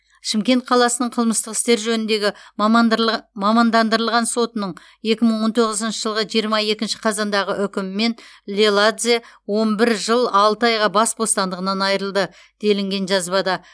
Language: Kazakh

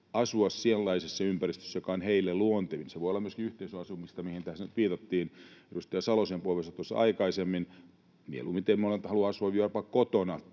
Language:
Finnish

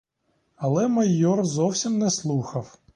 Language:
Ukrainian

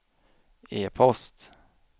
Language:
Swedish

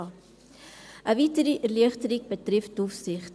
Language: Swiss German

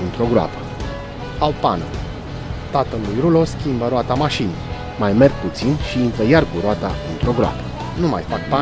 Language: Romanian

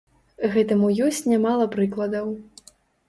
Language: Belarusian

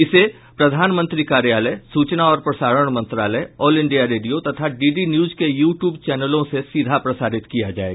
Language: Hindi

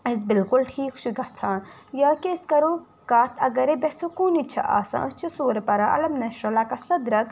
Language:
Kashmiri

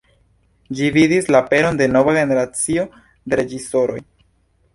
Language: Esperanto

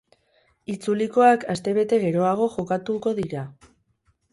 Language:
Basque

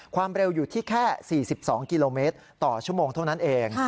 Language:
Thai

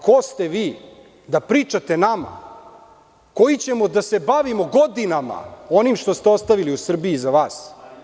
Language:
Serbian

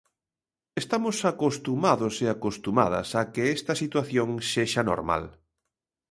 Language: Galician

